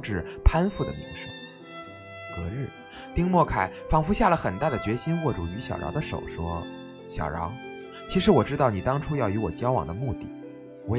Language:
Chinese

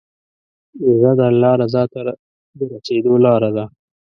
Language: Pashto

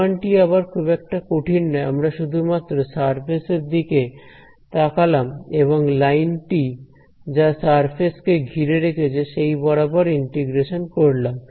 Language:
Bangla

